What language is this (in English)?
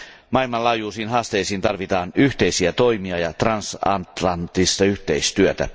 Finnish